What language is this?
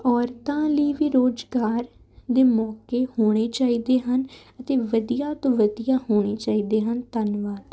Punjabi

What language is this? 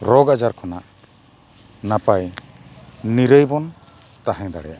Santali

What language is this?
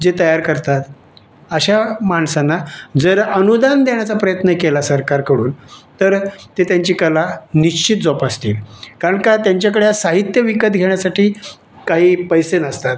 Marathi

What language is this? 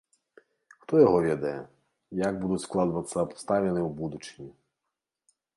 Belarusian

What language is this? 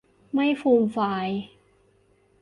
Thai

